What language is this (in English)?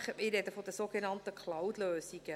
Swiss German